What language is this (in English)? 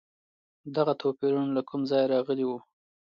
Pashto